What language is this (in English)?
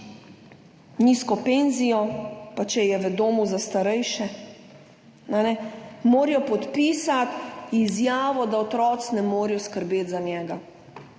Slovenian